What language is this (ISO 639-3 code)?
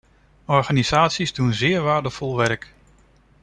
nld